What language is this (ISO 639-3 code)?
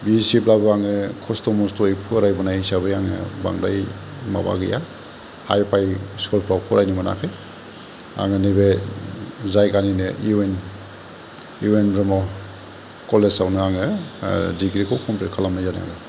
brx